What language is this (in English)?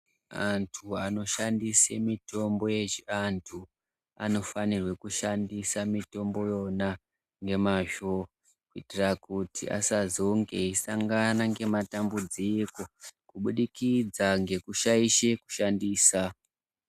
Ndau